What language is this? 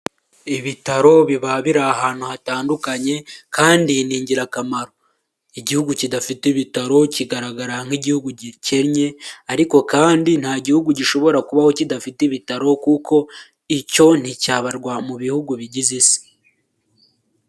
Kinyarwanda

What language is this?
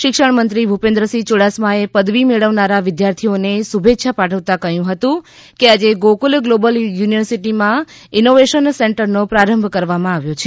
Gujarati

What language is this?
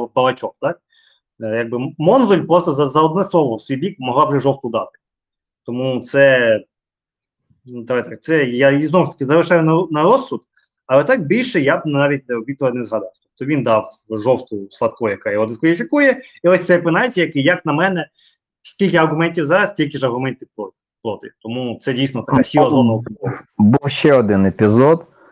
Ukrainian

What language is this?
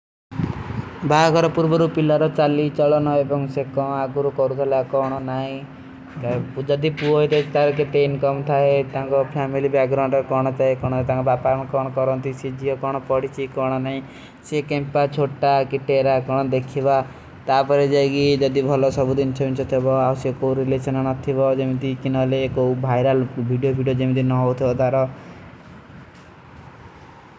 Kui (India)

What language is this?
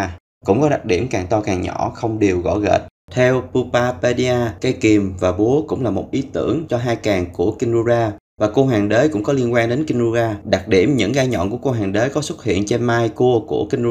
Vietnamese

